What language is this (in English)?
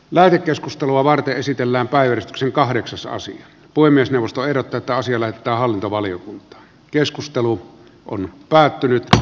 Finnish